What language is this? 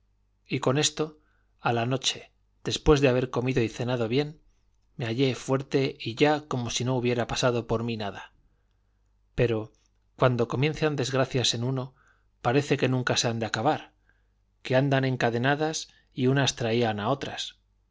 Spanish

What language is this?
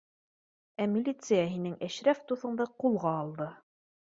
Bashkir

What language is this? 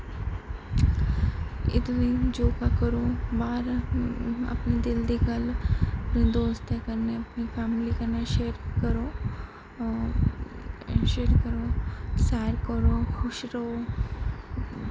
Dogri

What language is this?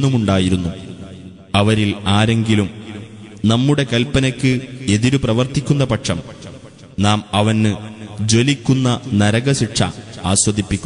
Malayalam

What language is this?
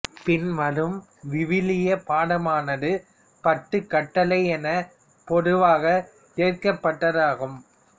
Tamil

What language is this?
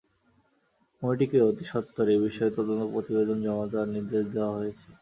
Bangla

